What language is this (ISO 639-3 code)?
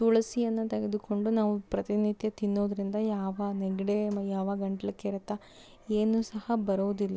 kan